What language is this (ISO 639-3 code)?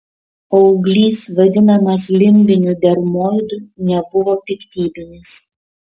lit